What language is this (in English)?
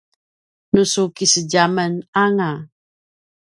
Paiwan